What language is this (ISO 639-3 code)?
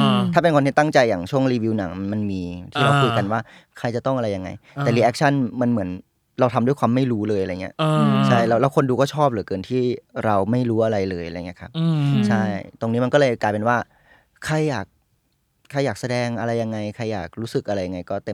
tha